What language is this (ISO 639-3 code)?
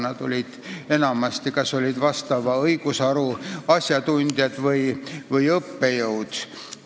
est